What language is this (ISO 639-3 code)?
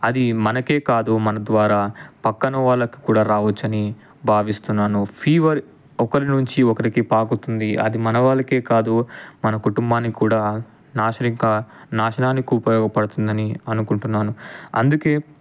tel